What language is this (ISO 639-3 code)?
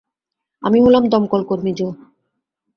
ben